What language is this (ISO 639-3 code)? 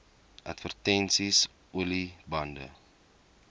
afr